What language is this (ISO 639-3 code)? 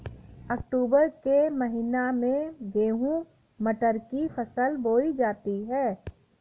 hin